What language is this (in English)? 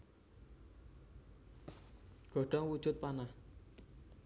Javanese